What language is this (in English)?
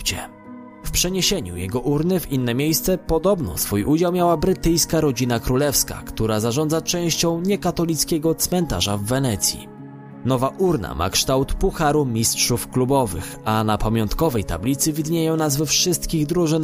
Polish